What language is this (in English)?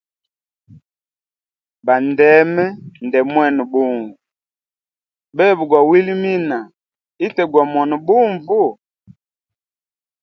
Hemba